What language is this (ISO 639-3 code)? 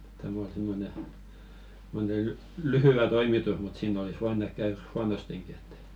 fin